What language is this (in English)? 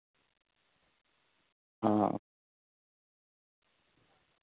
Dogri